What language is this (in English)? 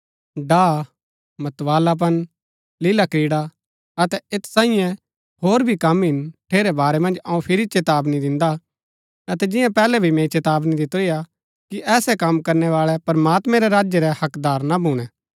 Gaddi